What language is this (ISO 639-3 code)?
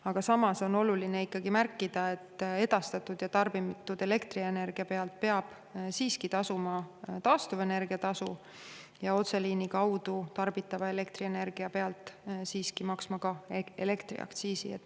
est